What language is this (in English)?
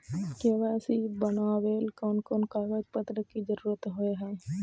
Magahi